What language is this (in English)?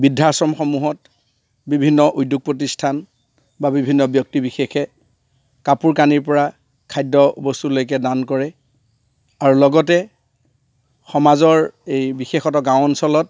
Assamese